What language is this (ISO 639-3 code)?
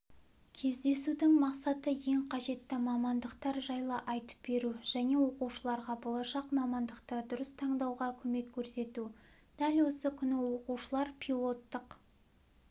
kaz